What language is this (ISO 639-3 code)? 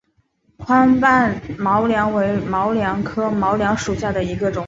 zho